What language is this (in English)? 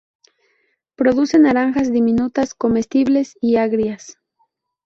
Spanish